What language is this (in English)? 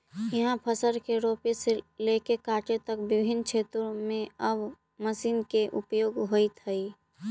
Magahi